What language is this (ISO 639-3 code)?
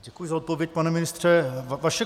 ces